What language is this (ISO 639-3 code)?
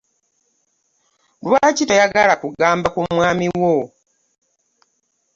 lug